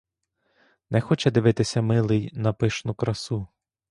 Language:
Ukrainian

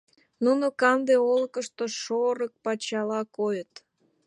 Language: Mari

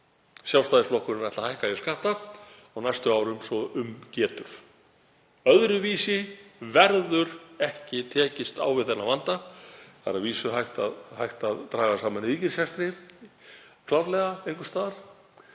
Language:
Icelandic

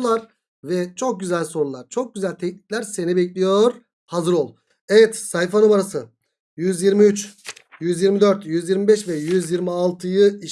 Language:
Turkish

